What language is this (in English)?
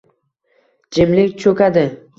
Uzbek